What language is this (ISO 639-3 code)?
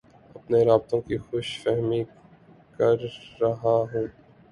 urd